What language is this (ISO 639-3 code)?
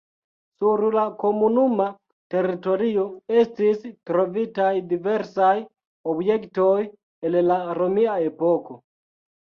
epo